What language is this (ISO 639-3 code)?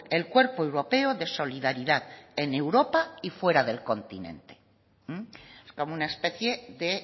spa